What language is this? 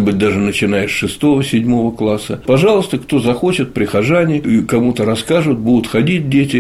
Russian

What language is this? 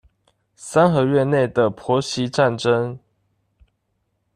Chinese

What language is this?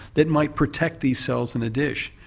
English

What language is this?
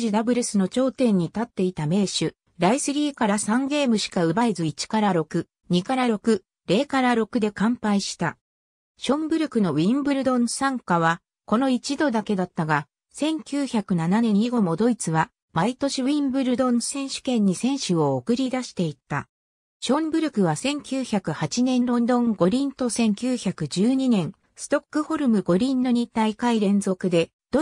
Japanese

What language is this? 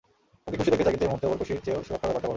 Bangla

